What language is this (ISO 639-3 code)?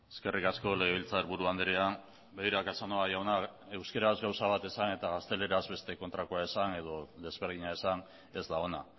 eus